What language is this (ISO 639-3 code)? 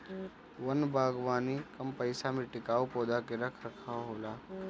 bho